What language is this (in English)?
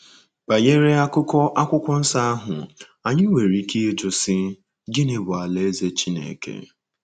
Igbo